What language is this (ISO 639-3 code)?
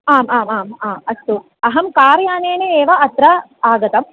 san